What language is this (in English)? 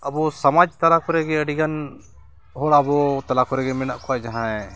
Santali